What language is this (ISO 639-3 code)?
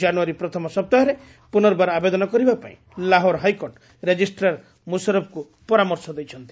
ori